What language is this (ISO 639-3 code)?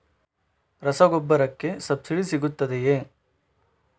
kan